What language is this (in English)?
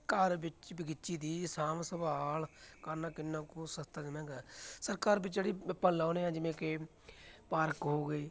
Punjabi